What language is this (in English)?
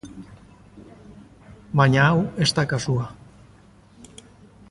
Basque